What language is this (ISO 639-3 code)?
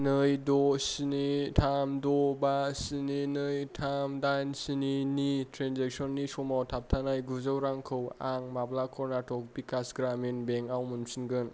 brx